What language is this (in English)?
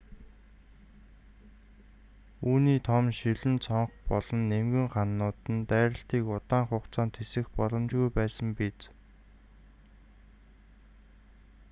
Mongolian